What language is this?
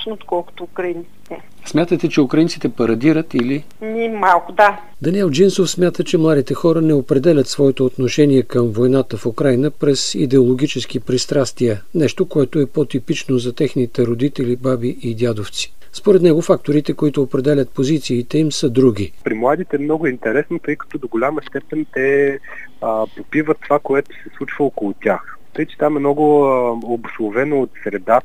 Bulgarian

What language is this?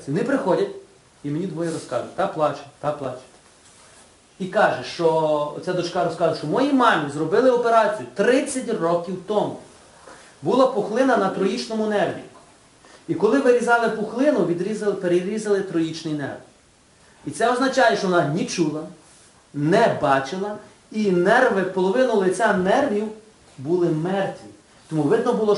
Ukrainian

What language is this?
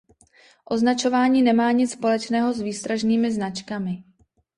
Czech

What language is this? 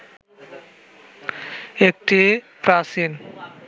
Bangla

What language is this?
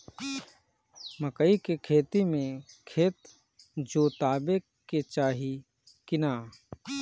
Bhojpuri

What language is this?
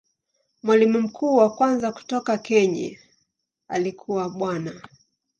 Swahili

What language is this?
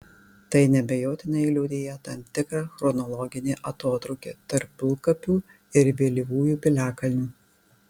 Lithuanian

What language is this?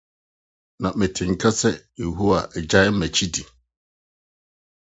Akan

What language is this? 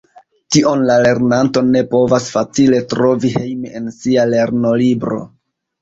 Esperanto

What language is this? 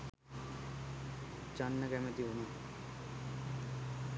Sinhala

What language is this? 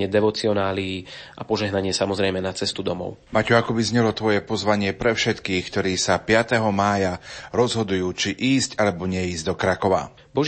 Slovak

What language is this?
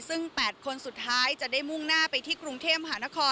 Thai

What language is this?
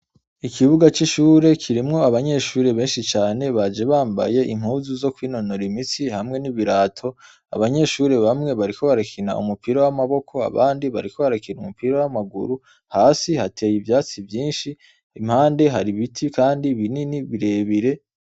Rundi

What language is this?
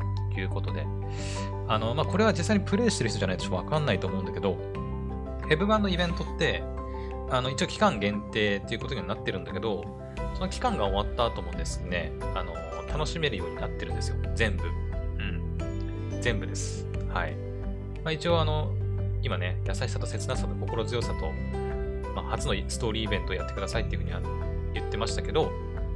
Japanese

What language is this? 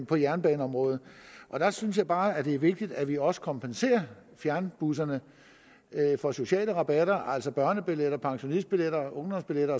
Danish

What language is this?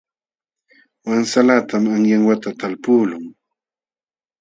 Jauja Wanca Quechua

